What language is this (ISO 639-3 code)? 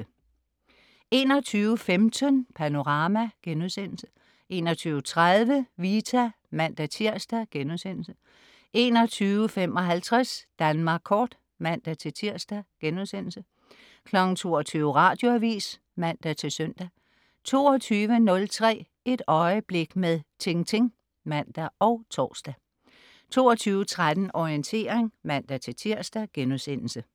dan